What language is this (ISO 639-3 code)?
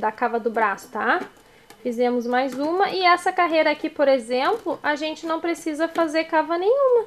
por